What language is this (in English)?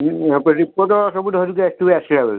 Odia